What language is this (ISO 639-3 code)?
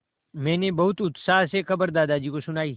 hin